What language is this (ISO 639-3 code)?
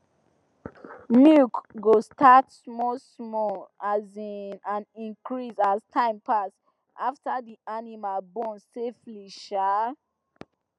pcm